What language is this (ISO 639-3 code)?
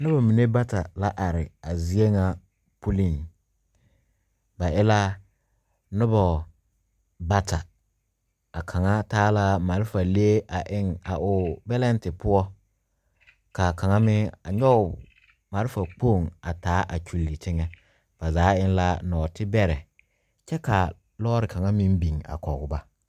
dga